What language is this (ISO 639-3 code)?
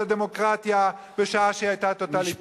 heb